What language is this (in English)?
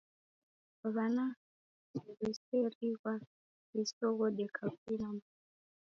Taita